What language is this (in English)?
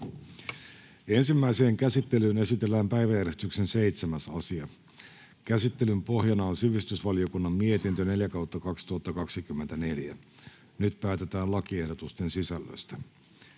Finnish